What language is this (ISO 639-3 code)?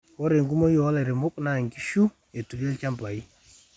mas